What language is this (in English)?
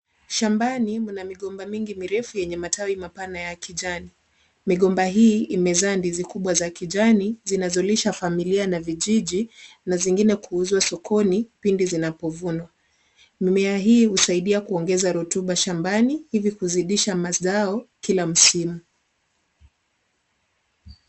Swahili